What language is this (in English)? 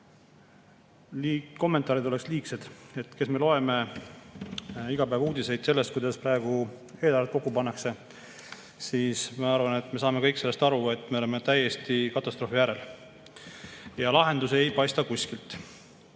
Estonian